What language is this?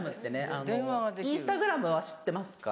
Japanese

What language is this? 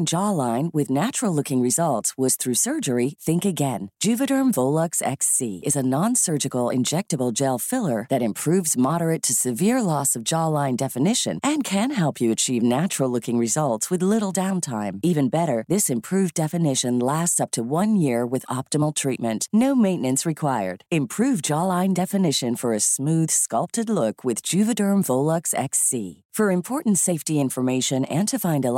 Filipino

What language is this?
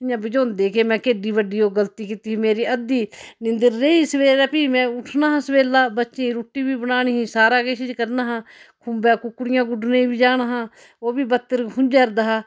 Dogri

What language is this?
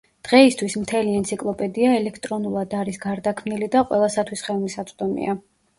Georgian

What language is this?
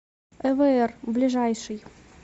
Russian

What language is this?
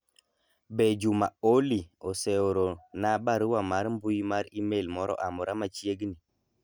Luo (Kenya and Tanzania)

